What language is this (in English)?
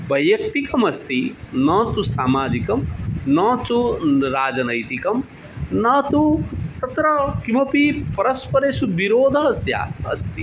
Sanskrit